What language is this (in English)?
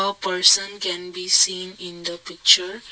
English